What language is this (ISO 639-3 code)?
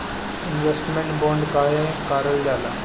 bho